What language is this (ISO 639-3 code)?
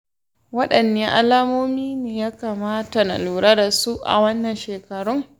hau